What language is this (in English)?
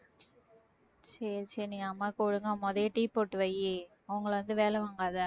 Tamil